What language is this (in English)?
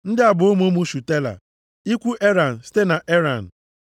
Igbo